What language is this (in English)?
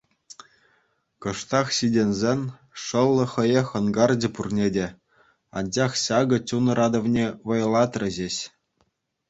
Chuvash